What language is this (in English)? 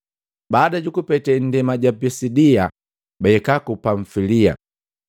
Matengo